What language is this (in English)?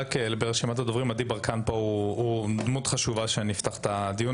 Hebrew